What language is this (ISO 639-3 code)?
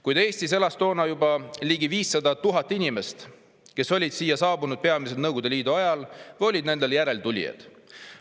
est